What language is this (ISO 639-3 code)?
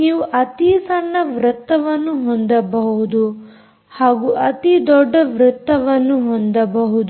kan